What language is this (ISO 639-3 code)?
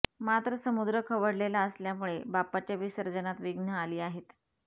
mar